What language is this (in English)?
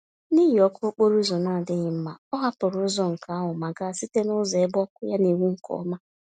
Igbo